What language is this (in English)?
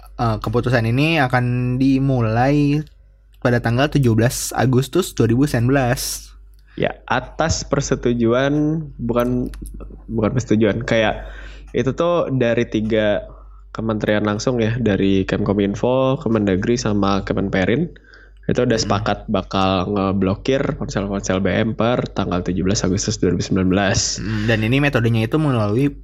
Indonesian